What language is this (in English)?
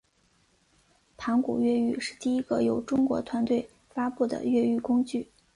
Chinese